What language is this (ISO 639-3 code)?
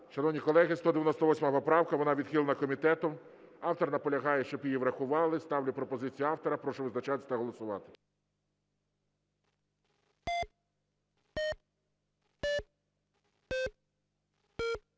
ukr